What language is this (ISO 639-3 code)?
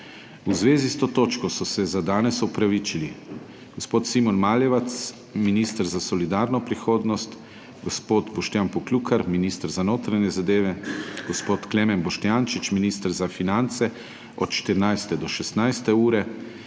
slv